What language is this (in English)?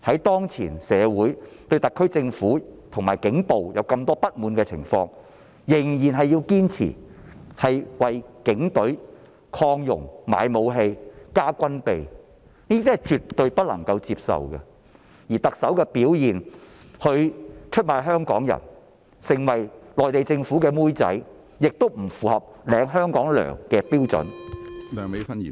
Cantonese